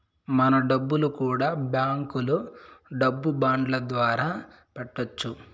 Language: Telugu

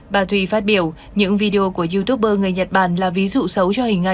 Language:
Vietnamese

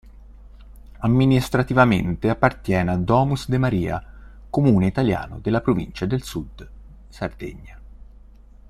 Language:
Italian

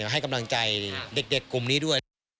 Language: Thai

